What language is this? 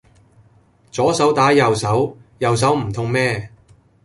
Cantonese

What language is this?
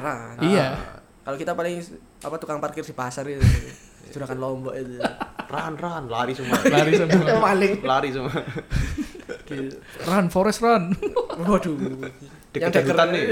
Indonesian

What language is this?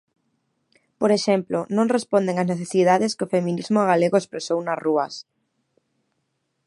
Galician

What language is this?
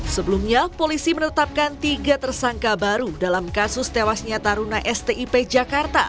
Indonesian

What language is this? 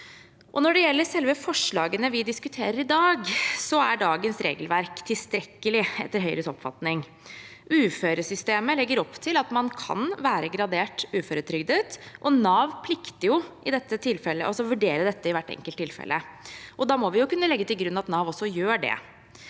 Norwegian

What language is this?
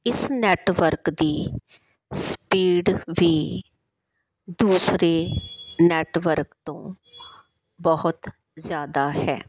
Punjabi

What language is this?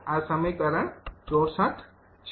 Gujarati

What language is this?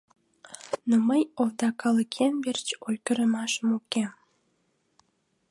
Mari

